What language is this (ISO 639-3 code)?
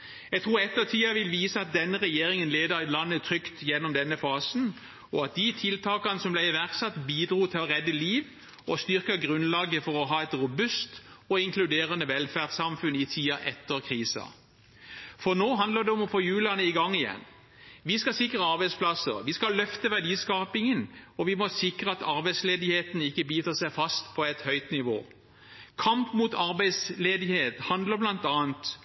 nob